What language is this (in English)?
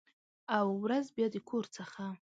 Pashto